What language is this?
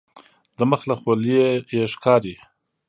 Pashto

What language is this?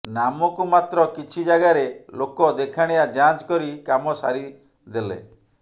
Odia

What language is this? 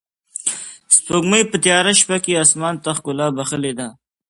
Pashto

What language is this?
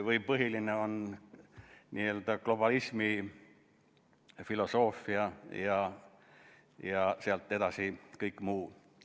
Estonian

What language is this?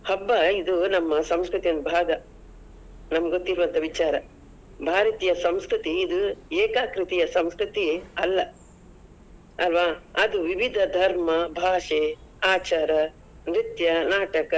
Kannada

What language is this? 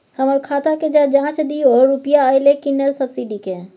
Maithili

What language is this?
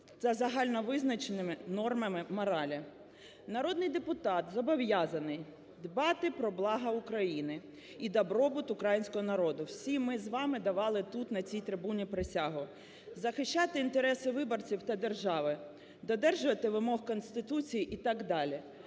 Ukrainian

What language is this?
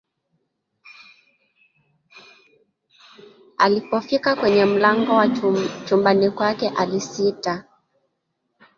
Swahili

